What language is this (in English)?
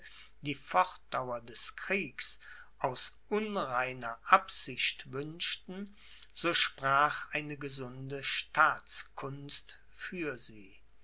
German